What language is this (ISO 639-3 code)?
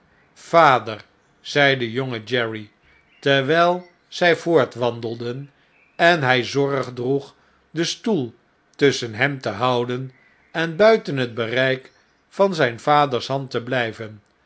nld